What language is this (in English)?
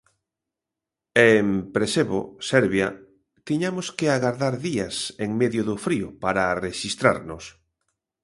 Galician